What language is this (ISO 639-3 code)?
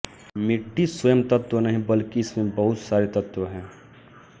hin